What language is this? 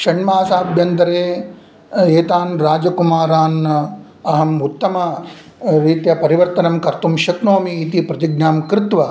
Sanskrit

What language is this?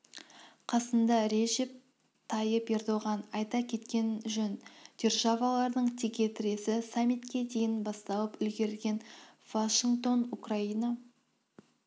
Kazakh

